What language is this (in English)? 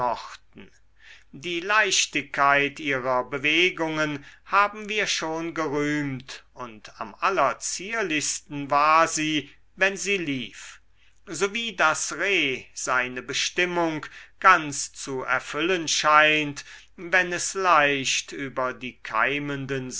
German